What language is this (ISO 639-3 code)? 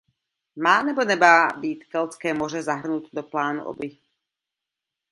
ces